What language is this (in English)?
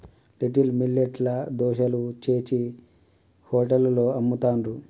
Telugu